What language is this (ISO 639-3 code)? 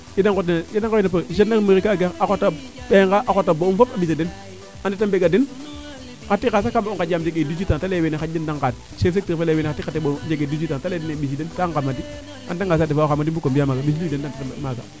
srr